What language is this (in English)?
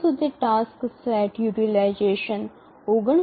Gujarati